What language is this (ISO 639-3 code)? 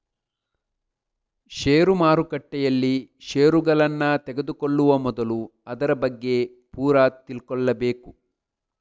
kan